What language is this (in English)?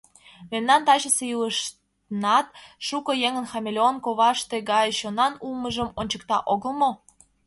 Mari